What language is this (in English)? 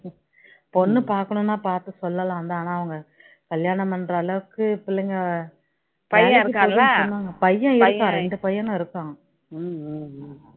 Tamil